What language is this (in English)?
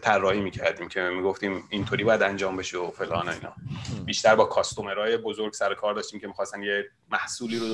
Persian